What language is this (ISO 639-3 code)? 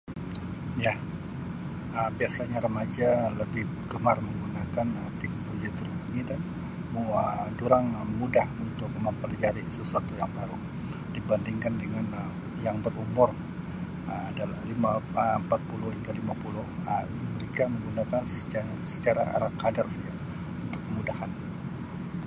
msi